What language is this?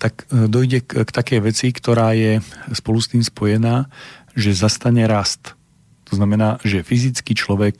Slovak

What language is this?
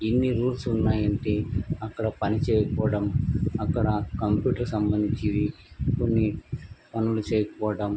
Telugu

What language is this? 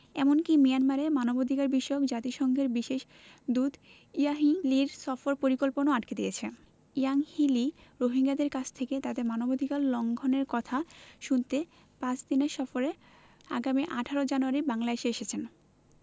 Bangla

